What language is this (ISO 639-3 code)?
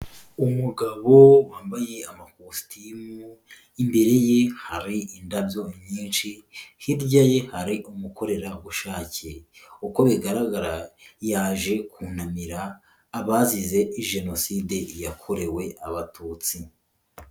kin